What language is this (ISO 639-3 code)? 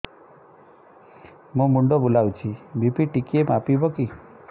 ori